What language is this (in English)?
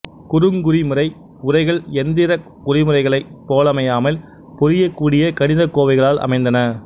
Tamil